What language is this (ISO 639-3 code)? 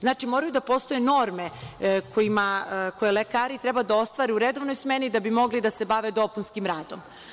srp